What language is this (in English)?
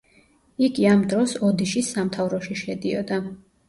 Georgian